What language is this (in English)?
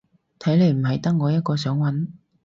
Cantonese